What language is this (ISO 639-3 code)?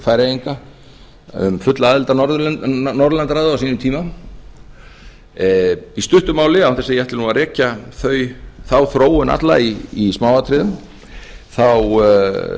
isl